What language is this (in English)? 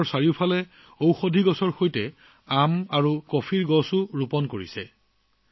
Assamese